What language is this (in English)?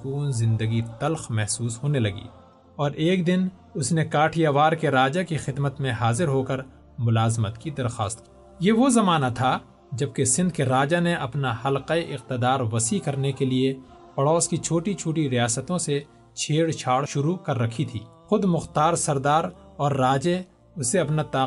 Urdu